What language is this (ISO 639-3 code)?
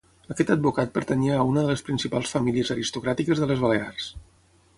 cat